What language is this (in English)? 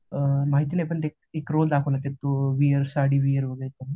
Marathi